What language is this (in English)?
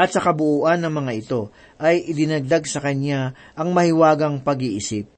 Filipino